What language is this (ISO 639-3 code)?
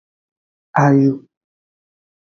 ajg